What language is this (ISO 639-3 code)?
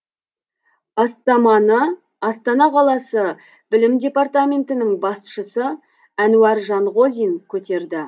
kaz